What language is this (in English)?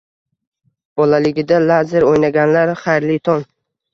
Uzbek